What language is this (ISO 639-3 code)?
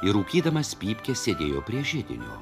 lit